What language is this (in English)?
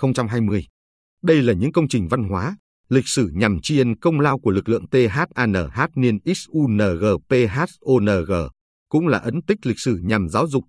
Vietnamese